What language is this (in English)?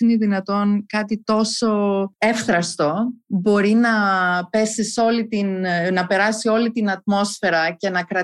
Greek